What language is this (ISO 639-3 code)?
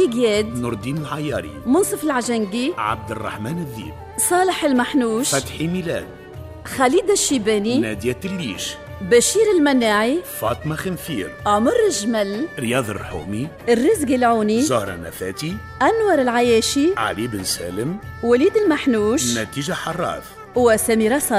ara